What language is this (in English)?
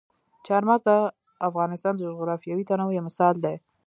Pashto